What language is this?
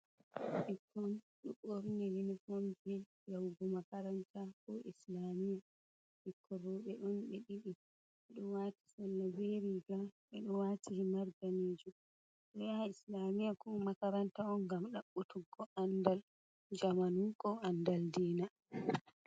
Fula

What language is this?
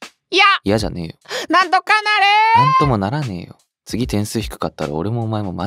Japanese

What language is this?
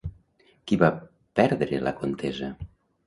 Catalan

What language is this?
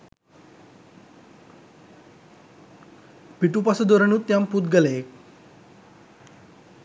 Sinhala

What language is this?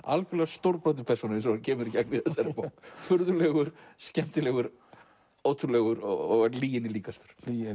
Icelandic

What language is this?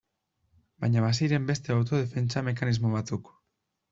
Basque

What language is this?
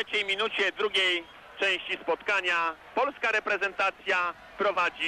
Polish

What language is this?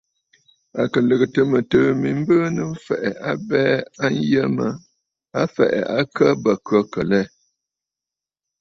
Bafut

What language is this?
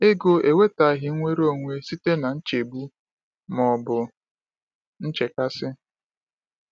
Igbo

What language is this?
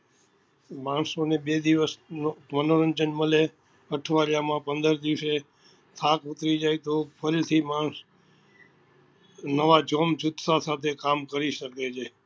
Gujarati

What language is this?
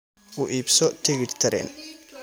Somali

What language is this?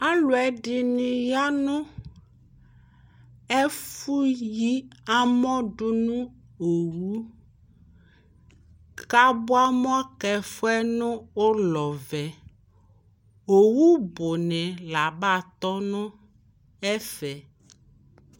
Ikposo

